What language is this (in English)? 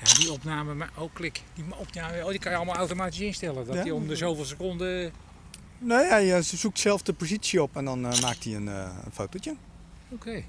Dutch